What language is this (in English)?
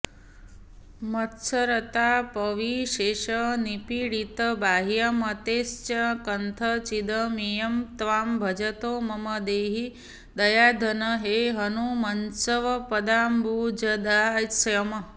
Sanskrit